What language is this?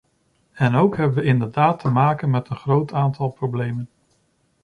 Dutch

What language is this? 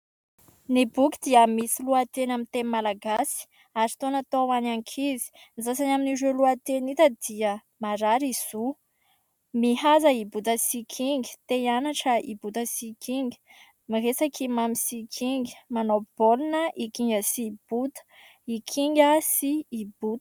Malagasy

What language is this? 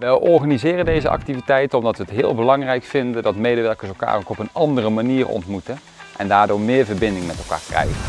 Dutch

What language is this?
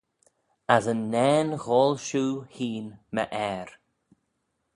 Manx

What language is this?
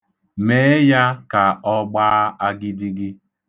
Igbo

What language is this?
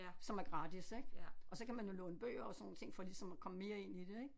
Danish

